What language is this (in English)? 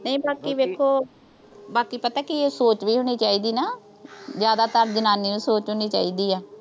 Punjabi